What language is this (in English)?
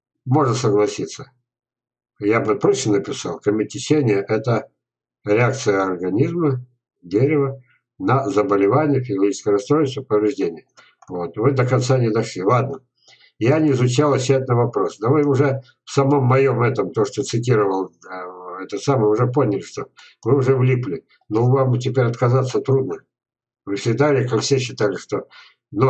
Russian